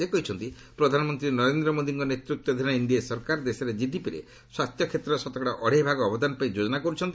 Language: Odia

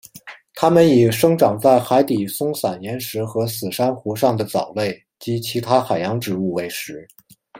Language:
Chinese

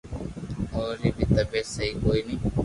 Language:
Loarki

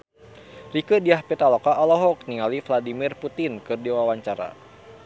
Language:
Sundanese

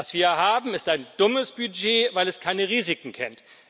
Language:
German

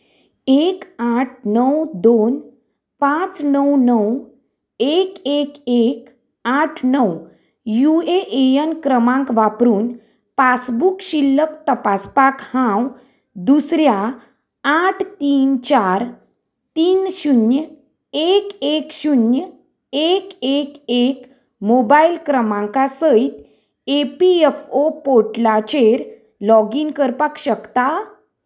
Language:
Konkani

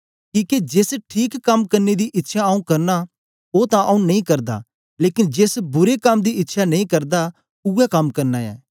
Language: Dogri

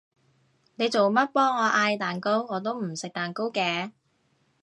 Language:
Cantonese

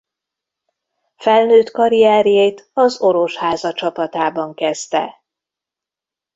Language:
Hungarian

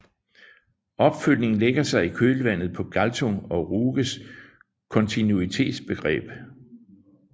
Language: Danish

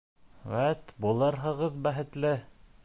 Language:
Bashkir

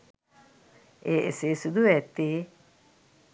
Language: Sinhala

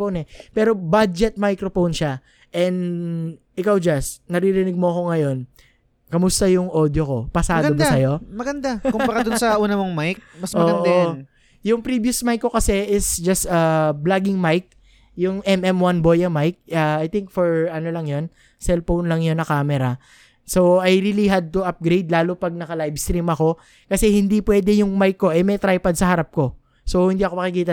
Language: Filipino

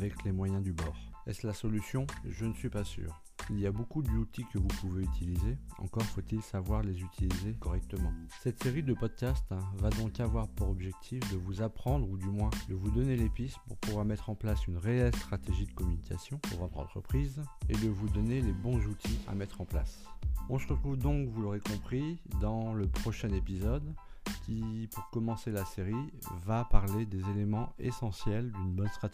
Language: French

